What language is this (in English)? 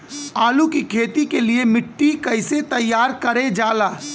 Bhojpuri